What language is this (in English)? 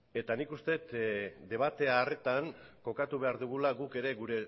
Basque